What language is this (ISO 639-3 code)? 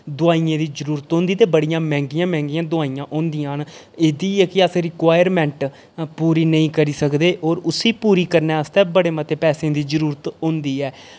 doi